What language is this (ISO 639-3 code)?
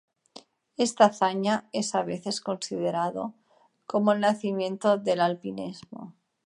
spa